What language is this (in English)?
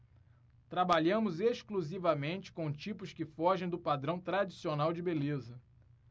Portuguese